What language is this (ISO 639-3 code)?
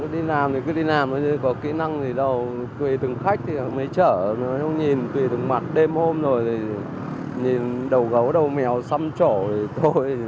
vie